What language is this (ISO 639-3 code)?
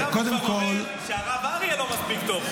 heb